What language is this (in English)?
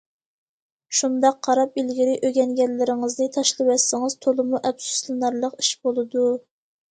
Uyghur